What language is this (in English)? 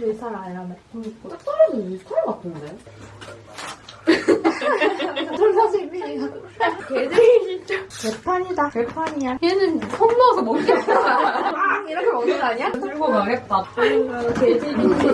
Korean